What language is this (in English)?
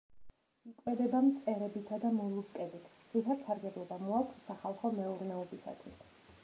Georgian